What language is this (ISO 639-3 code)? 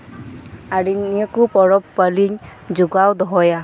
sat